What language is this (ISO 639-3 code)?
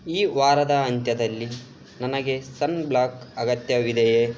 kan